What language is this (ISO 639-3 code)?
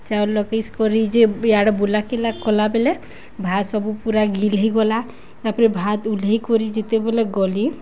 ori